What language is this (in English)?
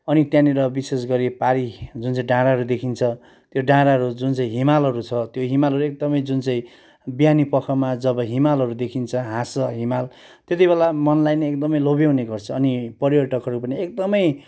Nepali